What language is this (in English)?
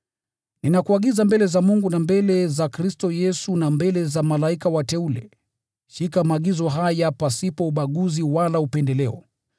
Swahili